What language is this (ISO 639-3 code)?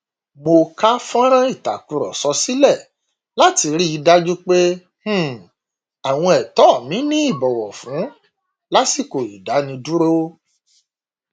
yor